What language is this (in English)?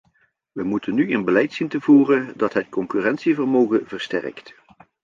Dutch